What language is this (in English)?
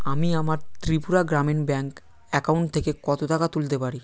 Bangla